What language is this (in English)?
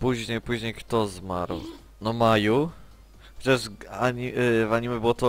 Polish